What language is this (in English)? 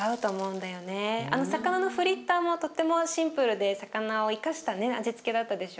Japanese